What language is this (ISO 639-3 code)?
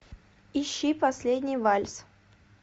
rus